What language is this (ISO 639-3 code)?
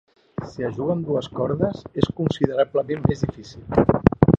cat